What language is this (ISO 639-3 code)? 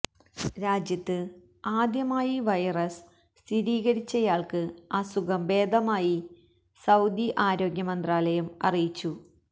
mal